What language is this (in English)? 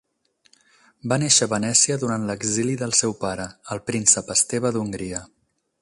Catalan